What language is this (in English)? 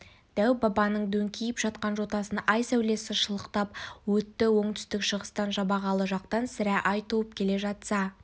Kazakh